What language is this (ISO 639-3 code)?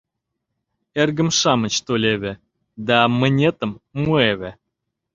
chm